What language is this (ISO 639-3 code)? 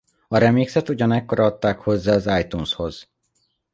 hun